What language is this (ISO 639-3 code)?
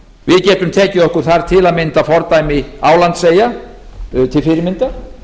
isl